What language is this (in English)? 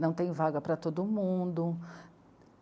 Portuguese